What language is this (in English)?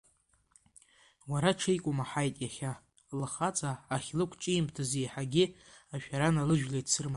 Abkhazian